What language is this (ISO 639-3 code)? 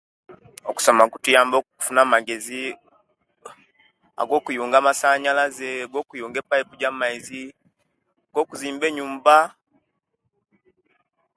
lke